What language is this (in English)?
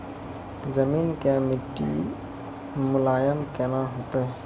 Maithili